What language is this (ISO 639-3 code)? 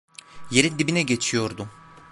tur